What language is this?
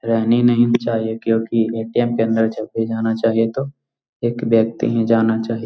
Magahi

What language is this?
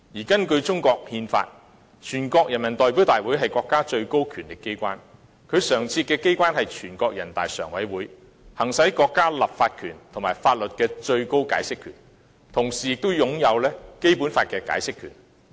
Cantonese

